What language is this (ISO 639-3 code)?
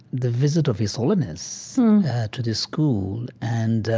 eng